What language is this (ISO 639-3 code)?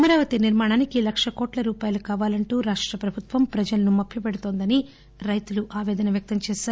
tel